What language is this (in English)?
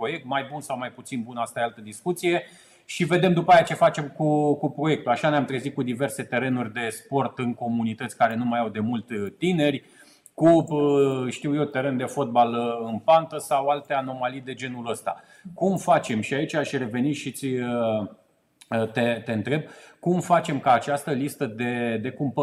Romanian